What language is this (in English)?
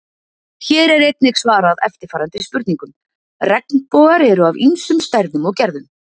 Icelandic